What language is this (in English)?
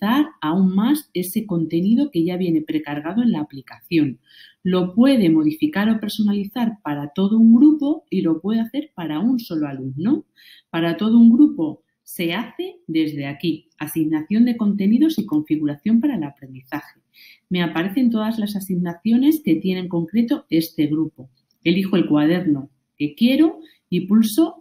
Spanish